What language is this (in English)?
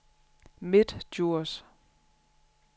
Danish